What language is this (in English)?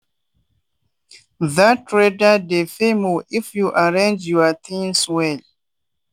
Nigerian Pidgin